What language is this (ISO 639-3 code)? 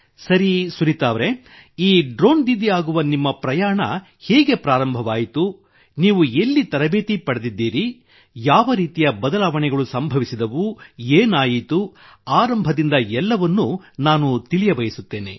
kan